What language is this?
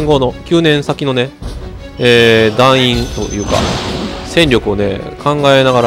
Japanese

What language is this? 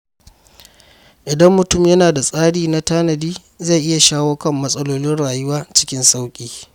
Hausa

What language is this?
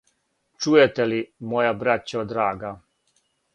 Serbian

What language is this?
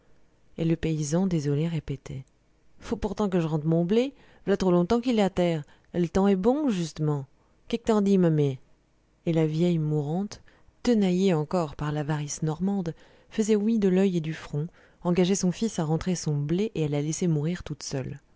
French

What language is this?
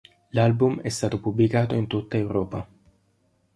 Italian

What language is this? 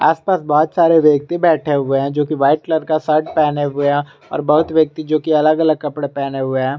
Hindi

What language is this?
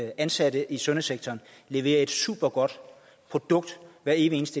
Danish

